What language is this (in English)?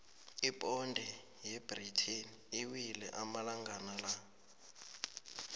South Ndebele